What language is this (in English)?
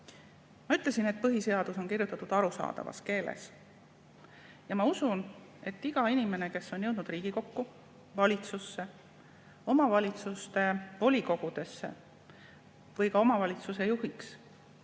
Estonian